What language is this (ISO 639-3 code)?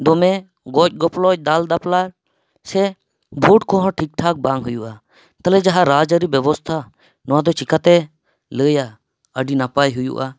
sat